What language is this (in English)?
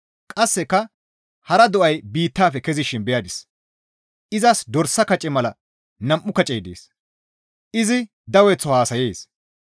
Gamo